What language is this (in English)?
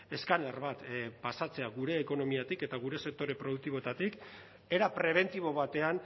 Basque